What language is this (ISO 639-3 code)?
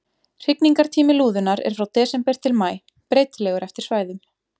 isl